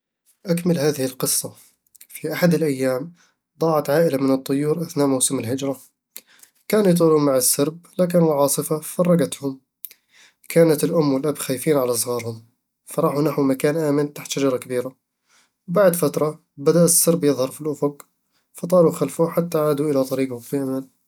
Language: Eastern Egyptian Bedawi Arabic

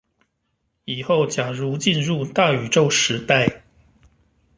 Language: Chinese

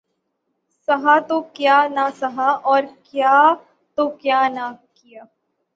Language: Urdu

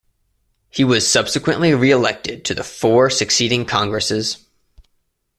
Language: English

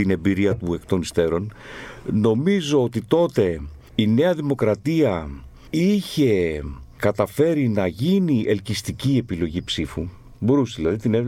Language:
Greek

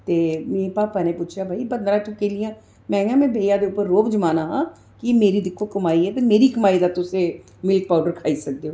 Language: Dogri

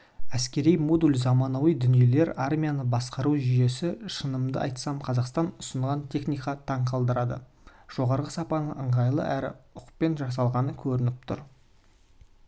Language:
Kazakh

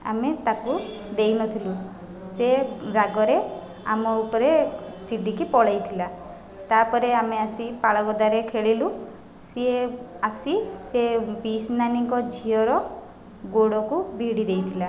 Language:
Odia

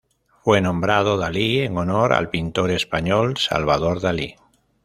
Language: Spanish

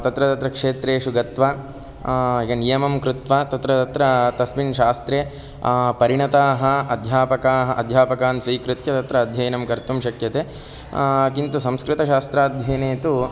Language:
Sanskrit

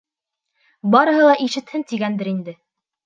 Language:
Bashkir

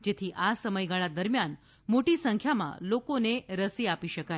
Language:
Gujarati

